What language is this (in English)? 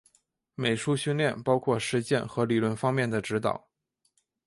Chinese